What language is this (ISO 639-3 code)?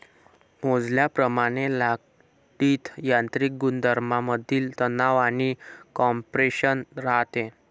mar